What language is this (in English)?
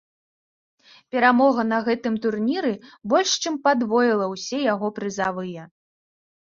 Belarusian